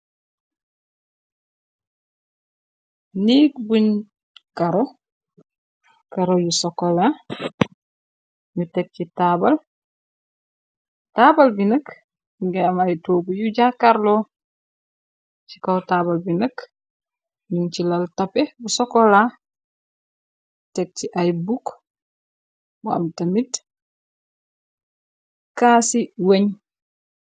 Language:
Wolof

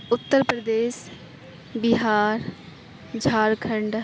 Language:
Urdu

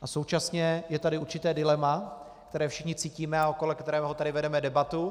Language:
Czech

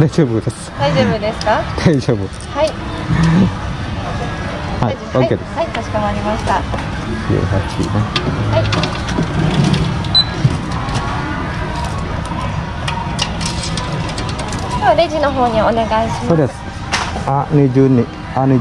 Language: Indonesian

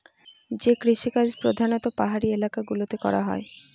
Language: Bangla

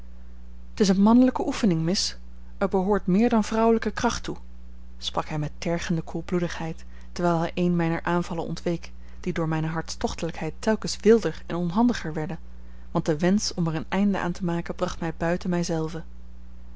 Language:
Dutch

